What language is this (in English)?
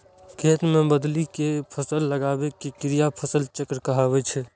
Maithili